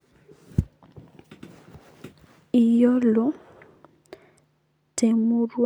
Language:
Masai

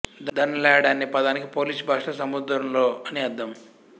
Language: Telugu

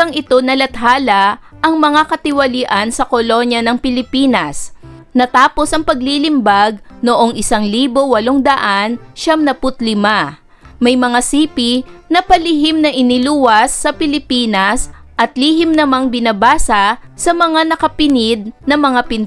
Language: Filipino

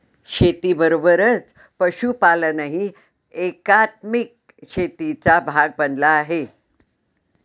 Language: Marathi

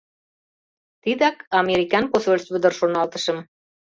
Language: Mari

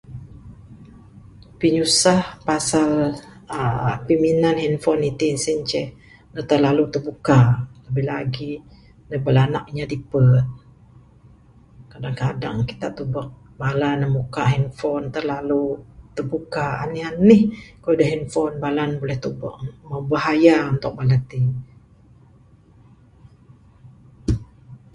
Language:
Bukar-Sadung Bidayuh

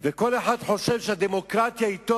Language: Hebrew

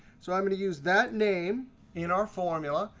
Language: English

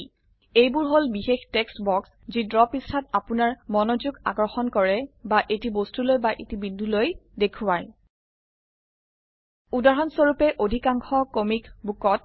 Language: Assamese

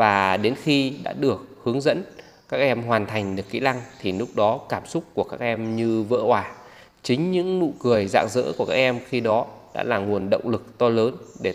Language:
Vietnamese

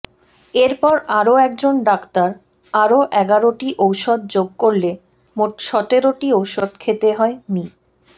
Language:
Bangla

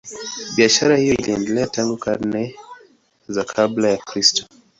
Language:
Swahili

